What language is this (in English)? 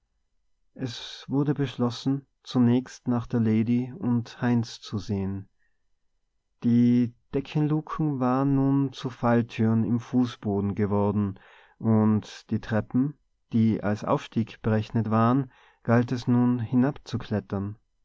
German